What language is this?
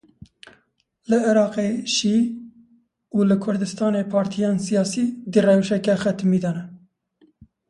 Kurdish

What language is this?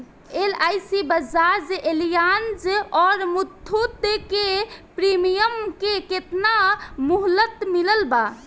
Bhojpuri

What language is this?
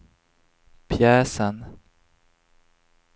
Swedish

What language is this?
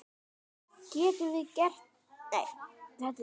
Icelandic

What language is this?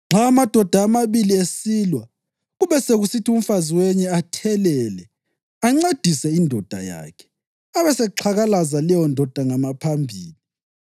North Ndebele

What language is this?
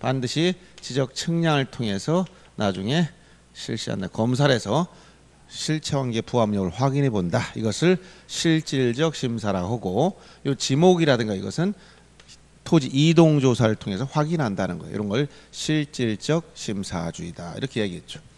Korean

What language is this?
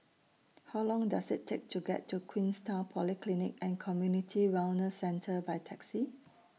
English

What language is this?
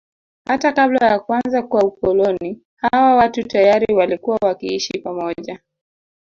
Swahili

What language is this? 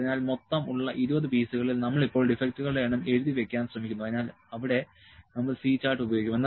Malayalam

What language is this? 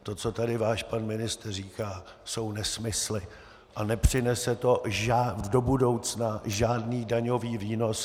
Czech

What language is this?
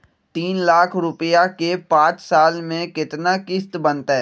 Magahi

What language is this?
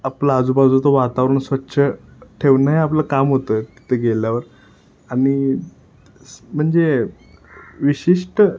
Marathi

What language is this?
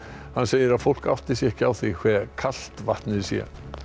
Icelandic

